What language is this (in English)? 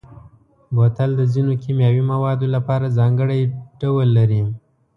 Pashto